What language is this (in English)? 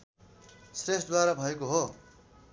Nepali